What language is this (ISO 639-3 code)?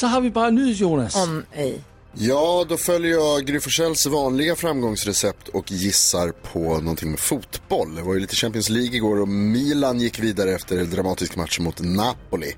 swe